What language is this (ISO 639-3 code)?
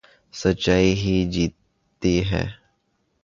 urd